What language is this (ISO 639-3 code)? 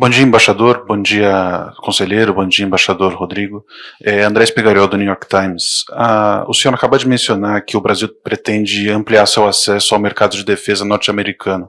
por